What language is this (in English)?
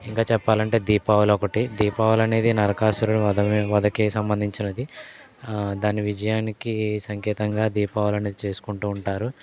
Telugu